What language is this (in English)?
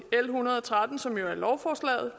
Danish